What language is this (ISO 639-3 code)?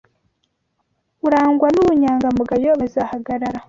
kin